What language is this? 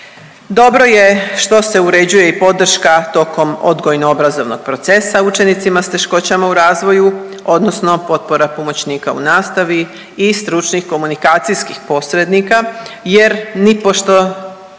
Croatian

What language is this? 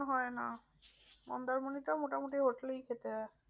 Bangla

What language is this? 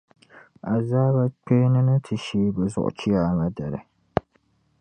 Dagbani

